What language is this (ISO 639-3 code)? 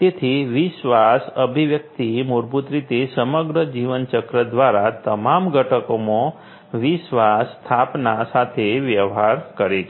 guj